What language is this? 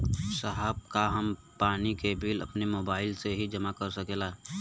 Bhojpuri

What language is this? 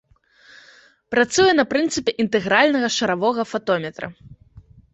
Belarusian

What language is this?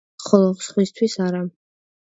Georgian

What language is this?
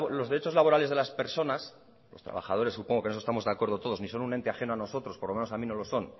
Spanish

